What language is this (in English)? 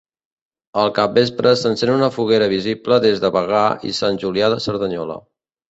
Catalan